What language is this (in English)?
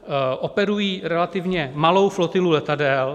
Czech